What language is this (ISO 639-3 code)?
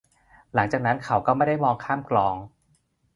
tha